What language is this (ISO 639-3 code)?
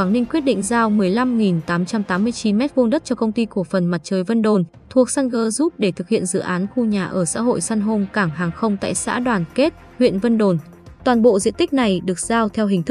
vie